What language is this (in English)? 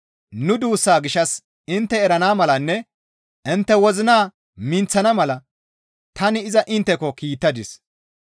Gamo